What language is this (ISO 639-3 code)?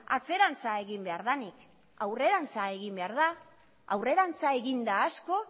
eus